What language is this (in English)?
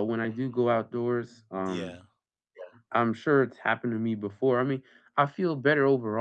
English